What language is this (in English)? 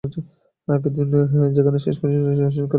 Bangla